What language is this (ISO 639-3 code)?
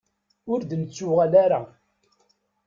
kab